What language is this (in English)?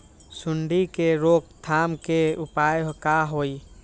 Magahi